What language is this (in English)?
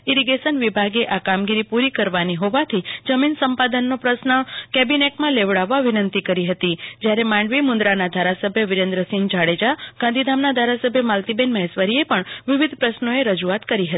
Gujarati